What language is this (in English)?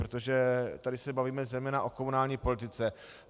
Czech